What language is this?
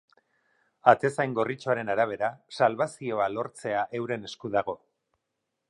Basque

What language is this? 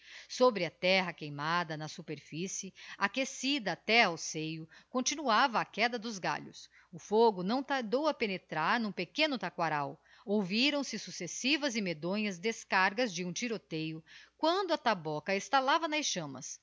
Portuguese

